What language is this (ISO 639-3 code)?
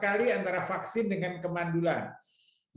ind